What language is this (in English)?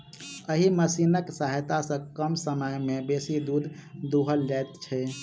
Maithili